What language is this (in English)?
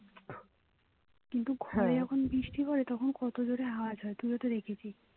Bangla